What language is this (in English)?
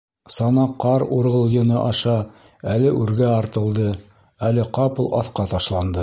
Bashkir